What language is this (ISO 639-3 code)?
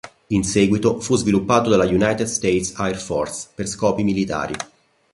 ita